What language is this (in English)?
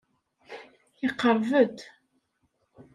Kabyle